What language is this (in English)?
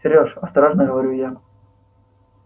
Russian